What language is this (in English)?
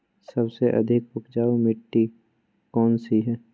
Magahi